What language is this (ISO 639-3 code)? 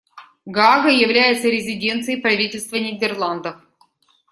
rus